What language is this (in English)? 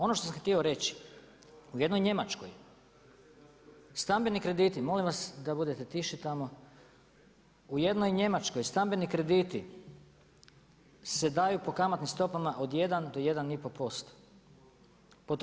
Croatian